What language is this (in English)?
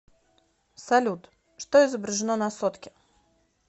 Russian